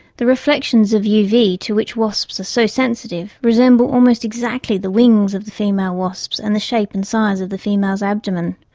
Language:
English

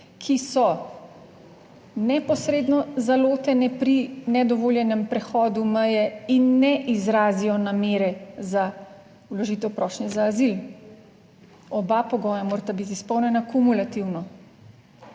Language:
Slovenian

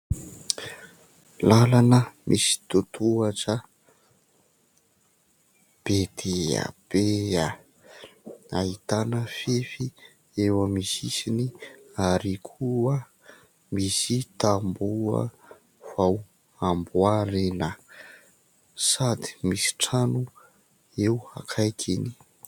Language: Malagasy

